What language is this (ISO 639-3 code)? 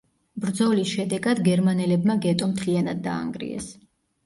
kat